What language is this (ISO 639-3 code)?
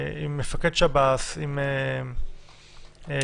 heb